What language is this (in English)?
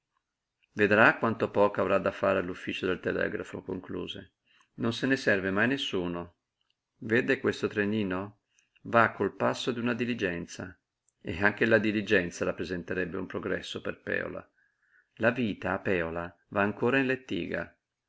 Italian